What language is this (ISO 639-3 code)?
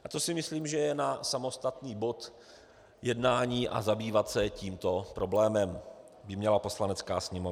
ces